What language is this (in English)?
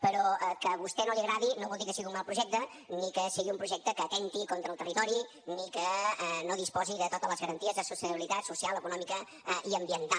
Catalan